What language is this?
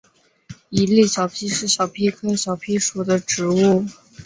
Chinese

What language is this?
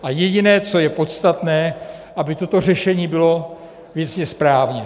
Czech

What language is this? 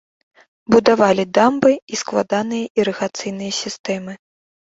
Belarusian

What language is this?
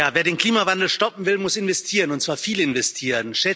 German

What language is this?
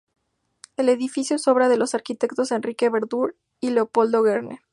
Spanish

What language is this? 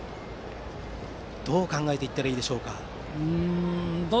Japanese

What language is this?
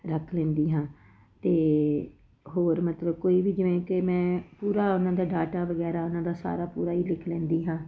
Punjabi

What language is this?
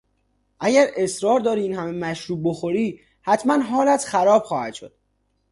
Persian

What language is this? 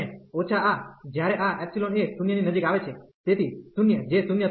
Gujarati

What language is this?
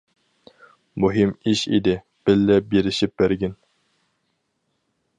Uyghur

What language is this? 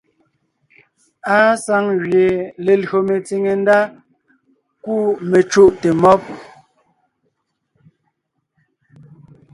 Ngiemboon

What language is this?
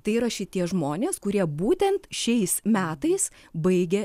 Lithuanian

